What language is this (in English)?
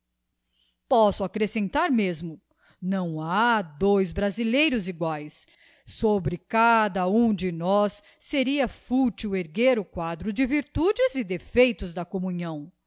Portuguese